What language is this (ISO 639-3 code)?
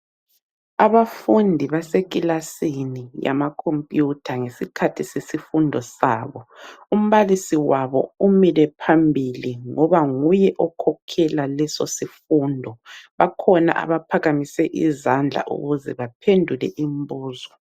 nde